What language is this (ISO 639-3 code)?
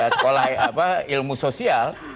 ind